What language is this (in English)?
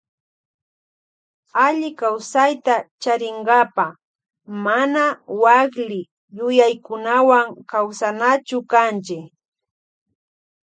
Loja Highland Quichua